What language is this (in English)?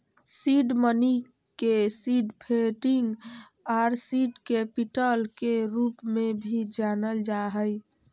Magahi